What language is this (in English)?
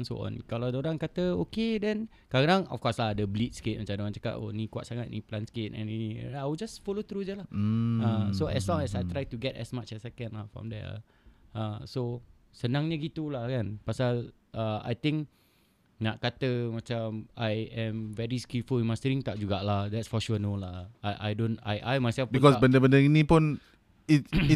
Malay